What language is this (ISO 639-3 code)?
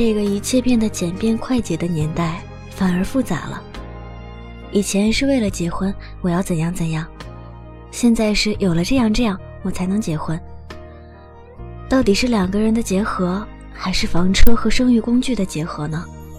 zho